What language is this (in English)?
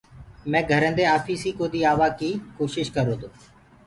Gurgula